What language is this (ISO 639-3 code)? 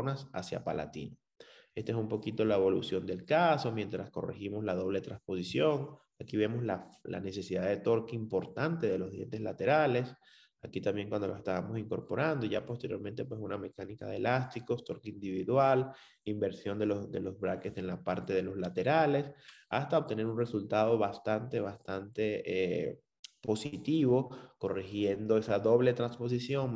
spa